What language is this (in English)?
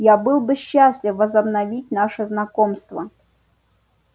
Russian